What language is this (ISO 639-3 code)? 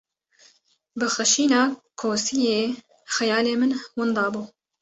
kur